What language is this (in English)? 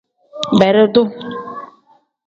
Tem